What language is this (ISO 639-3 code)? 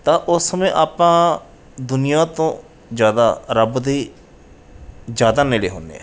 pan